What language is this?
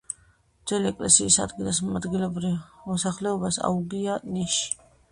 Georgian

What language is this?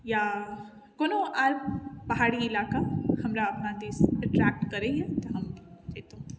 Maithili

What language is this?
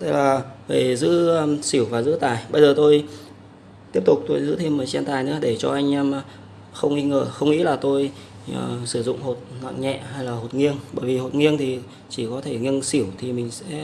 Vietnamese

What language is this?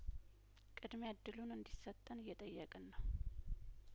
Amharic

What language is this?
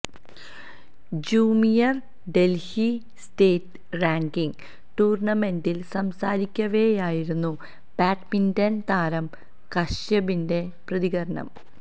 Malayalam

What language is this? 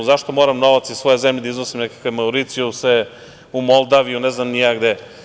Serbian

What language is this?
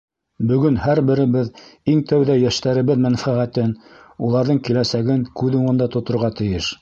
Bashkir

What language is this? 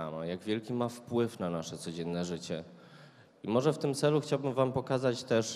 Polish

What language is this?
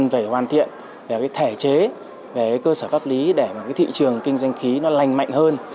Vietnamese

